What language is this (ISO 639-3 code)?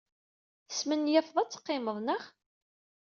kab